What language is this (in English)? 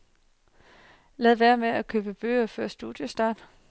Danish